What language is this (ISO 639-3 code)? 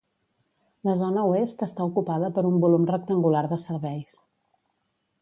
cat